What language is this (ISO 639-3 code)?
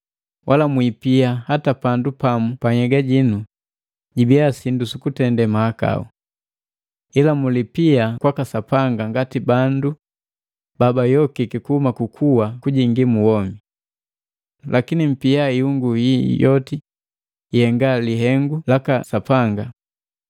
mgv